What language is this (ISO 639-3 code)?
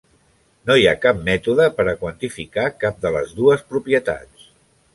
cat